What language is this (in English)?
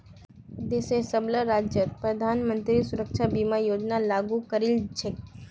Magahi